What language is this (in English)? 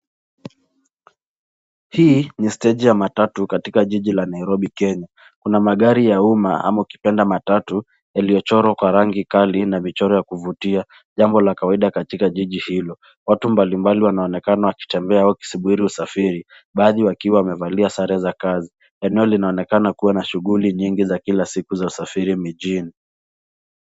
Swahili